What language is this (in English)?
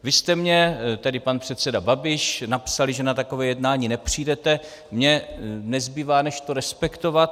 Czech